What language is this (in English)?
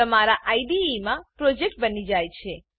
Gujarati